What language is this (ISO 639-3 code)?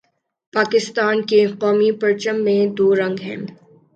urd